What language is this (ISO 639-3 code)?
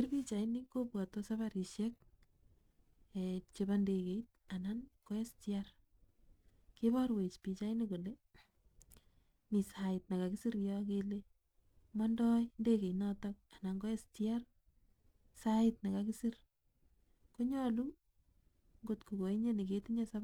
kln